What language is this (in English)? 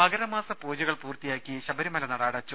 Malayalam